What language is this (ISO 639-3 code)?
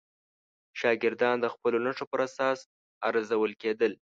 pus